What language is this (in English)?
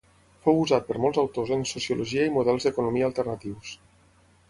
Catalan